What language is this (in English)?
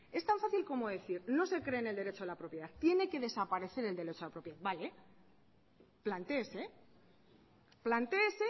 Spanish